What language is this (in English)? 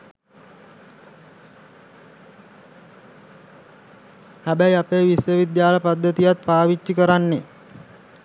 Sinhala